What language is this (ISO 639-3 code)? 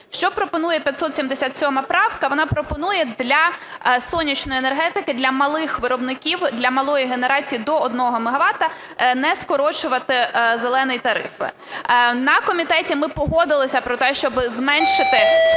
ukr